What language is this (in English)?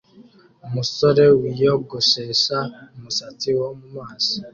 Kinyarwanda